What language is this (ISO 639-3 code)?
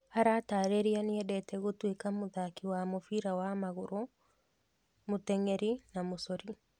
kik